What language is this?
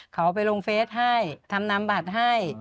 Thai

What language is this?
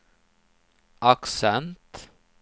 Swedish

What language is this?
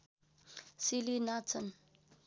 Nepali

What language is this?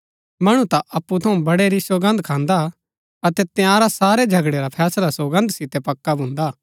Gaddi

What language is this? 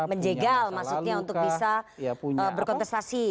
Indonesian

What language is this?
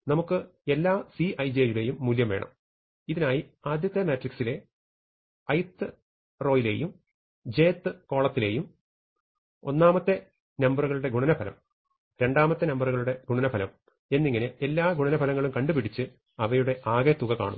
Malayalam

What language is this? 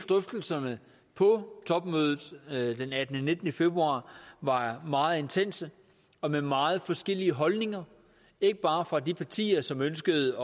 Danish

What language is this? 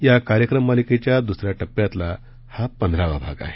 Marathi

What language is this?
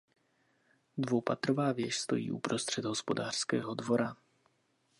Czech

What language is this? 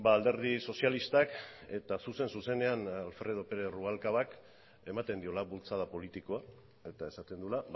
Basque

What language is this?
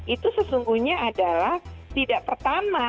Indonesian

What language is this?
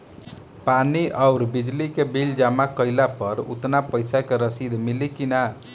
Bhojpuri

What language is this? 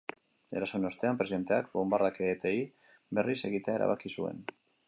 Basque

